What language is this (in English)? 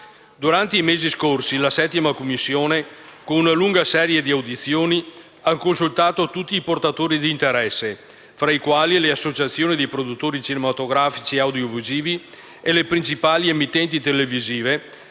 Italian